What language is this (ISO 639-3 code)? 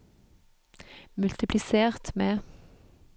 nor